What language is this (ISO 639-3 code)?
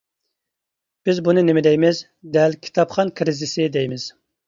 uig